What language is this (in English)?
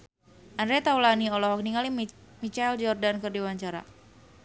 Sundanese